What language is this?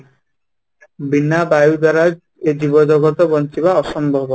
Odia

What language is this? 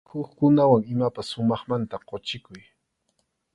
Arequipa-La Unión Quechua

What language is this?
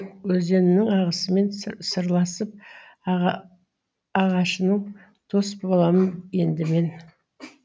Kazakh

